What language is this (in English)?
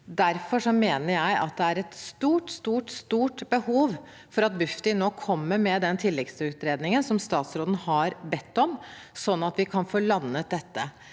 Norwegian